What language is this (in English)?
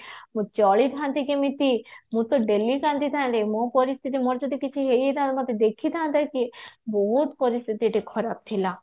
Odia